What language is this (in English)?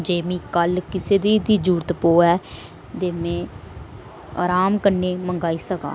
Dogri